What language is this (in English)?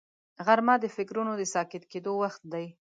Pashto